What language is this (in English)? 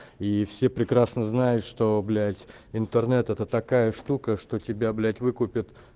Russian